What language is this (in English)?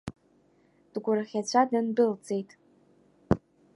Abkhazian